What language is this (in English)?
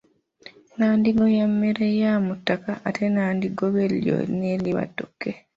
Ganda